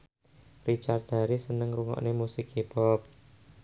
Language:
Javanese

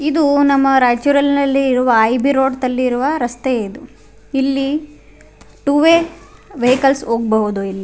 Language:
Kannada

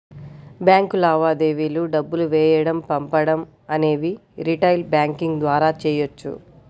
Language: Telugu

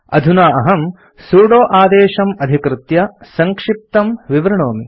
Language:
Sanskrit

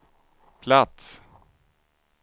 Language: Swedish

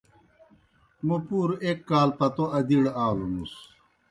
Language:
Kohistani Shina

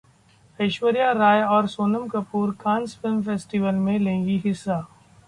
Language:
Hindi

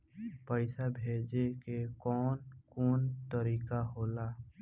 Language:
Bhojpuri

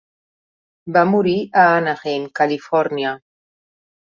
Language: Catalan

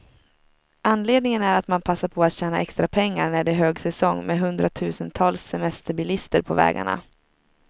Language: Swedish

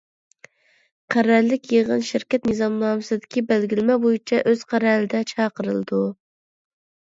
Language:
Uyghur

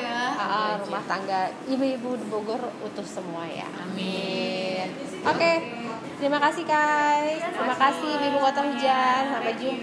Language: Indonesian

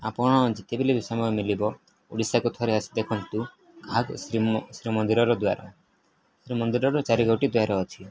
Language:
Odia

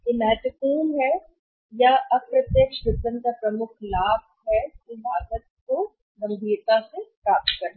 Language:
Hindi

